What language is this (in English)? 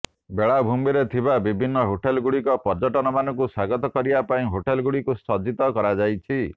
Odia